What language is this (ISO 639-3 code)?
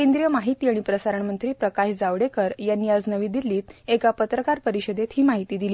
mar